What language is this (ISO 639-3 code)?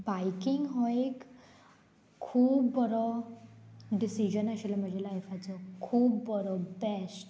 kok